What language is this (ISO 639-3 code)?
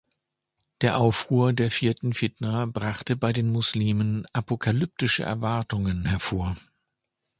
deu